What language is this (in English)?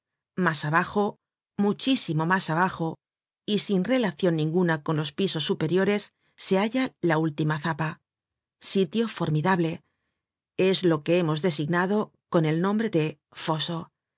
Spanish